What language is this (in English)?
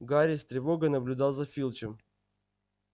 Russian